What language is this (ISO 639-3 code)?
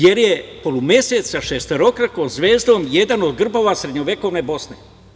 srp